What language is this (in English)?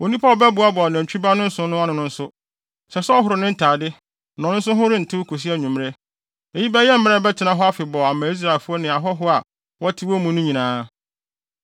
Akan